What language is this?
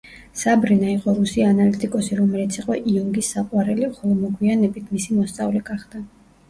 Georgian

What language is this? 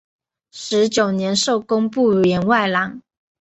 Chinese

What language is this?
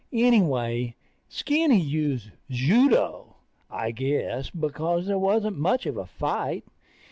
English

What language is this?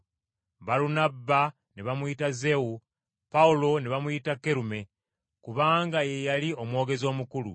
Ganda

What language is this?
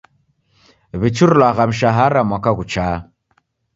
Taita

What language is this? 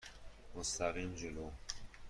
Persian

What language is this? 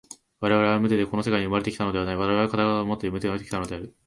Japanese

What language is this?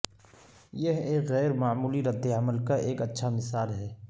Urdu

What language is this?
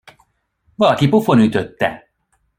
Hungarian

